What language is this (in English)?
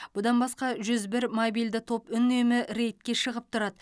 Kazakh